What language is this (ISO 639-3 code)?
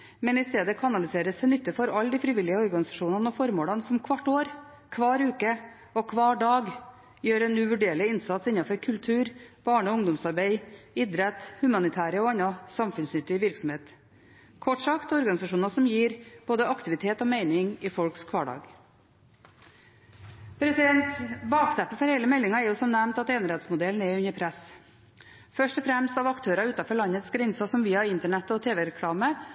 nob